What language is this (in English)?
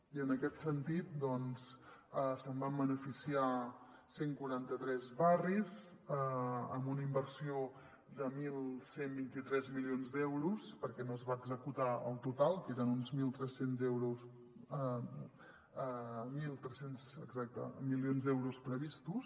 Catalan